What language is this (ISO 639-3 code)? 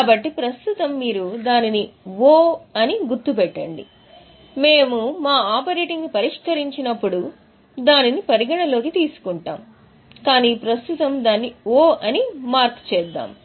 tel